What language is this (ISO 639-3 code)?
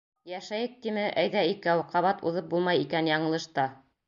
bak